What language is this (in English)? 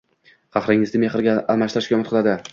Uzbek